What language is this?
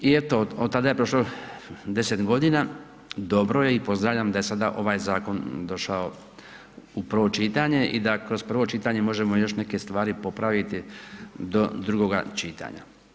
Croatian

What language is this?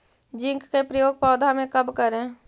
Magahi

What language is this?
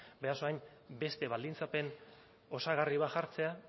Basque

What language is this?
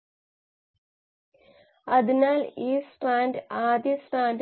Malayalam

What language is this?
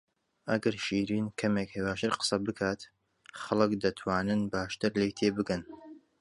Central Kurdish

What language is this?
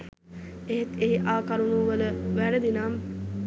Sinhala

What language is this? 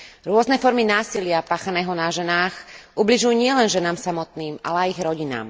Slovak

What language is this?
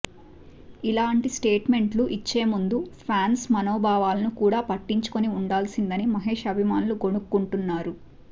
Telugu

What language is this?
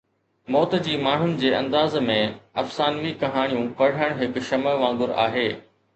Sindhi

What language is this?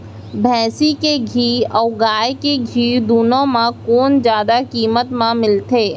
Chhattisgarhi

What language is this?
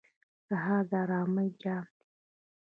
Pashto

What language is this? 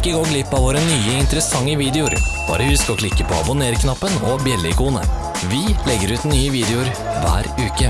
Norwegian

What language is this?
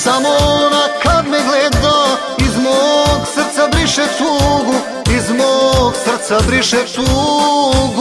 Russian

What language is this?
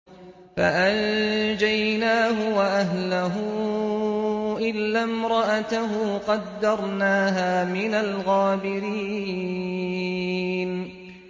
Arabic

